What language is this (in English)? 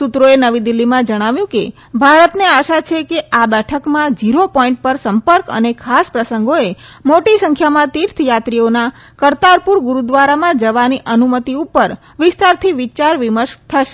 Gujarati